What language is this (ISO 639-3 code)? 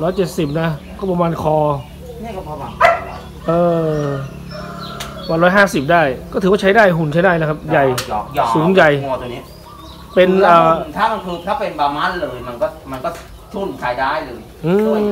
tha